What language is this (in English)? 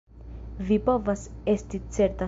Esperanto